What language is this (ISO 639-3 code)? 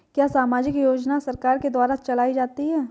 hin